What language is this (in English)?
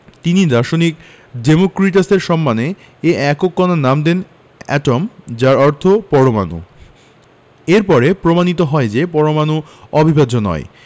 Bangla